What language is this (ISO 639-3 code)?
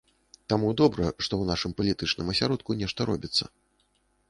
bel